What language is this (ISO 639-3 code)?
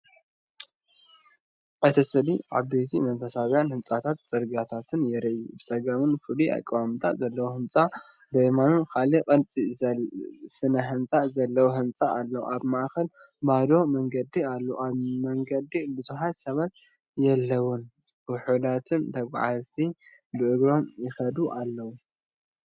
tir